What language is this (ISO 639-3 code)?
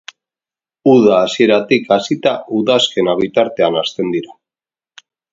eus